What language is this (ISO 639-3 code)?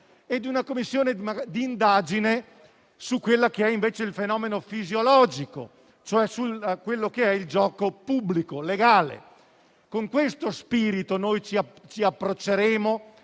ita